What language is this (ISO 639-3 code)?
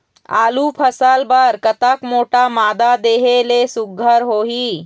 hne